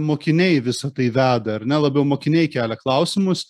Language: Lithuanian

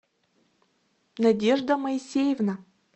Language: Russian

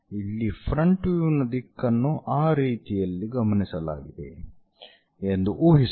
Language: Kannada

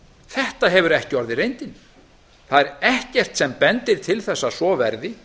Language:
Icelandic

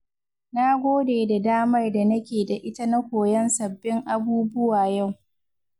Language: Hausa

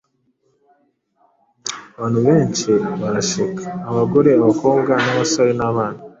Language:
Kinyarwanda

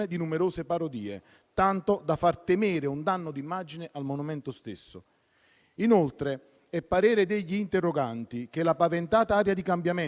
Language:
Italian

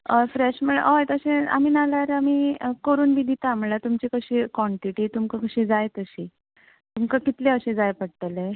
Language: Konkani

